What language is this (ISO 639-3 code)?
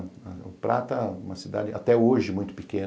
por